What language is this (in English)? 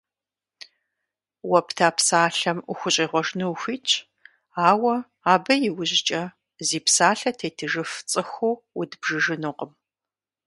Kabardian